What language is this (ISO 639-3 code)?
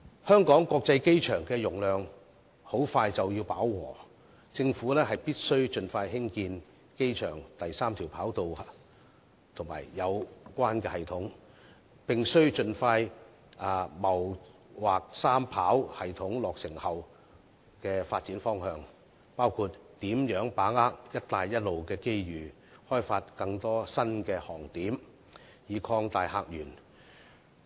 yue